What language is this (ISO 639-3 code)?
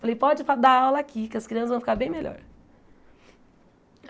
por